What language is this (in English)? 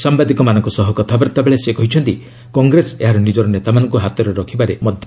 Odia